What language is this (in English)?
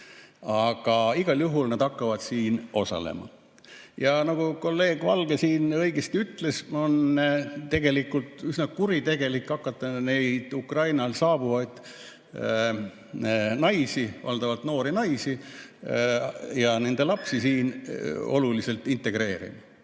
Estonian